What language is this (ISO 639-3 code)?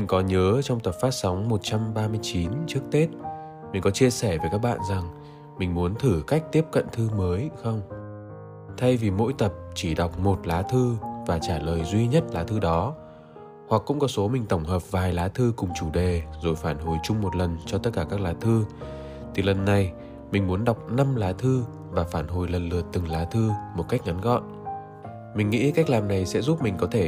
vie